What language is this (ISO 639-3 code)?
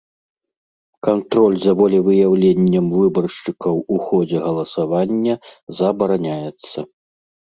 bel